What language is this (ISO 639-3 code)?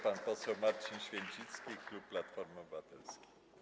pol